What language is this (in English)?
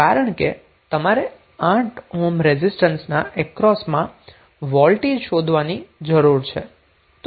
Gujarati